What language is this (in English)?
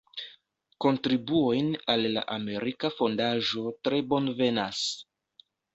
Esperanto